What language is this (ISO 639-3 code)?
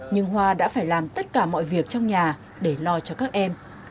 vie